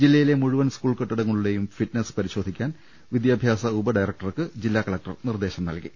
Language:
Malayalam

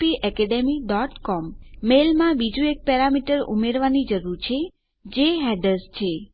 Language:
Gujarati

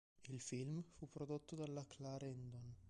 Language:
Italian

